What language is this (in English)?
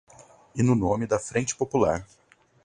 Portuguese